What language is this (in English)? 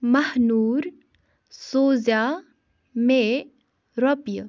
Kashmiri